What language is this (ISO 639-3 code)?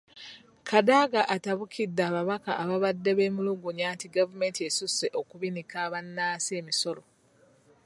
lug